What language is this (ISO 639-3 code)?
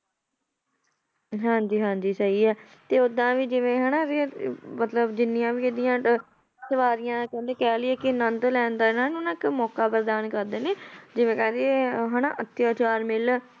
pan